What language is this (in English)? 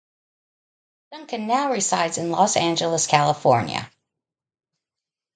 English